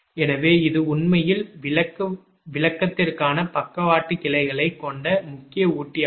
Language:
Tamil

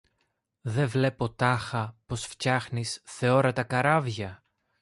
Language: Greek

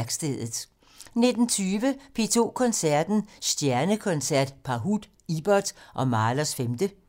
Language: Danish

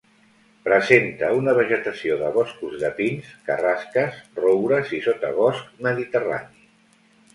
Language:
Catalan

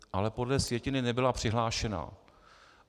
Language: Czech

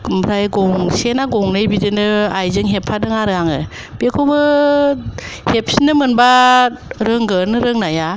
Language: Bodo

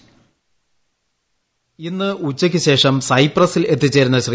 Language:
Malayalam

